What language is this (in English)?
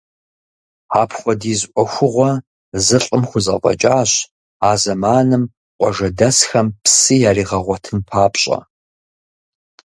Kabardian